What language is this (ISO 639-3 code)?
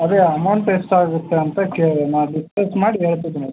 kan